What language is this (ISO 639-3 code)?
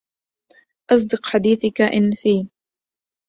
ara